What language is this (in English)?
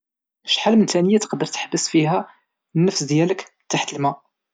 Moroccan Arabic